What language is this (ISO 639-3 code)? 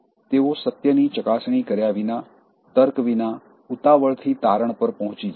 guj